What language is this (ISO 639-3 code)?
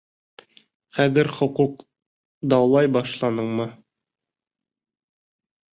bak